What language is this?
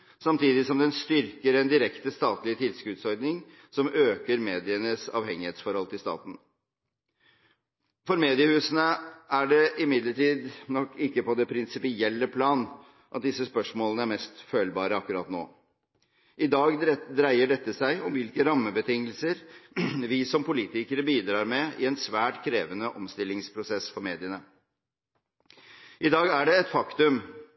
Norwegian Bokmål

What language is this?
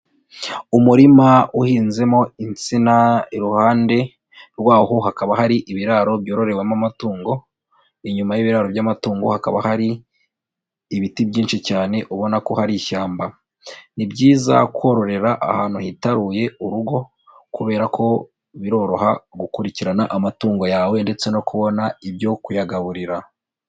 Kinyarwanda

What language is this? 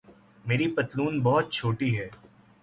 Urdu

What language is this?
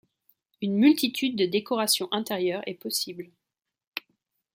French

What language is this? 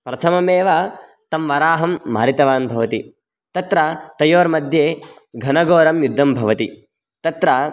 Sanskrit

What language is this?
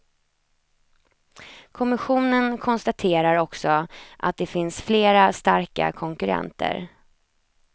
Swedish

